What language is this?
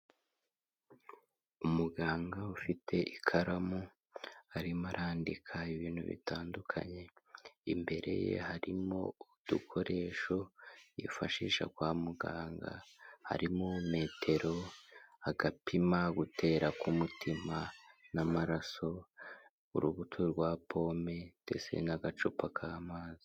Kinyarwanda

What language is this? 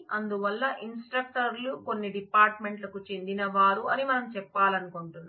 Telugu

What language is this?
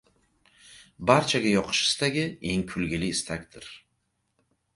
Uzbek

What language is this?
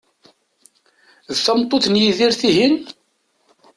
Kabyle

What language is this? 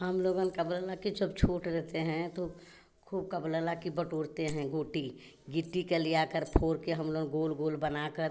Hindi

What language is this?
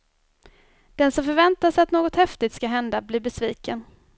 Swedish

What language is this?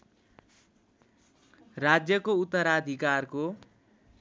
Nepali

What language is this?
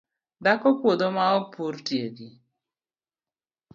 Luo (Kenya and Tanzania)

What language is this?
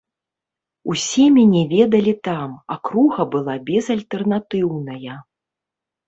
Belarusian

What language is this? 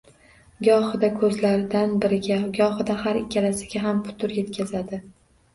Uzbek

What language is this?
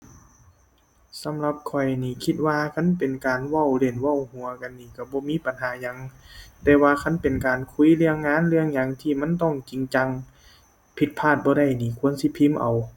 Thai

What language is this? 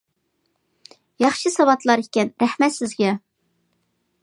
Uyghur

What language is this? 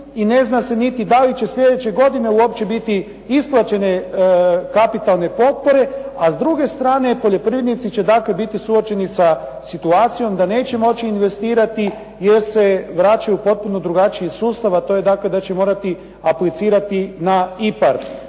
Croatian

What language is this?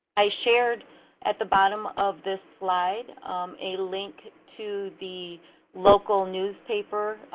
English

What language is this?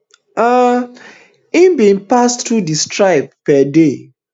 Nigerian Pidgin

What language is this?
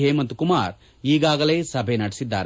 Kannada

